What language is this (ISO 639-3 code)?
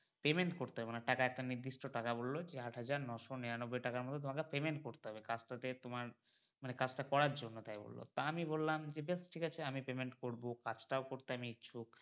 ben